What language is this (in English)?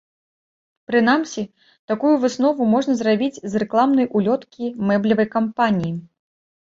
Belarusian